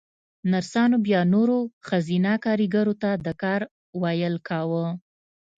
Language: Pashto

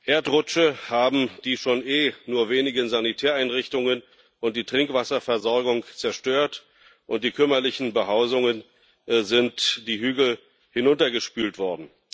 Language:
German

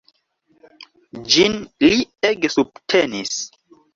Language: Esperanto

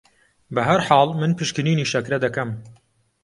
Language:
Central Kurdish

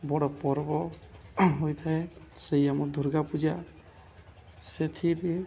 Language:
Odia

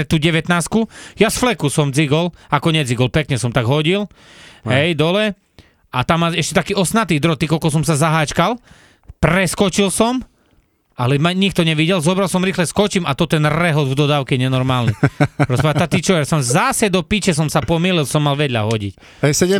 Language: Slovak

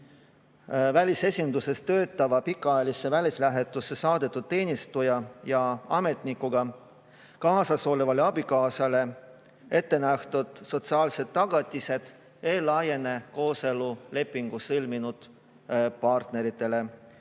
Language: Estonian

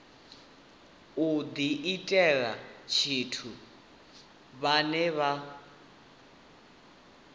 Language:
Venda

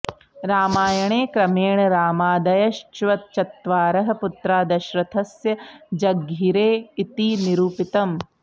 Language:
Sanskrit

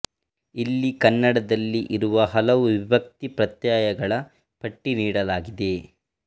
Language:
Kannada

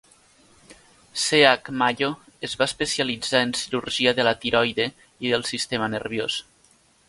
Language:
Catalan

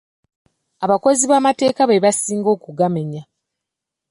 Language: Ganda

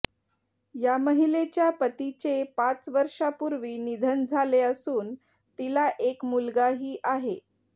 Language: Marathi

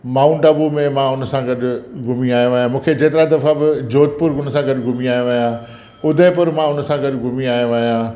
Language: Sindhi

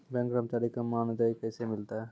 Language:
Maithili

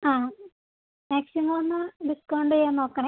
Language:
Malayalam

